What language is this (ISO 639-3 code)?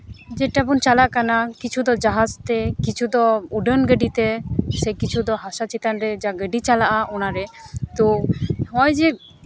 sat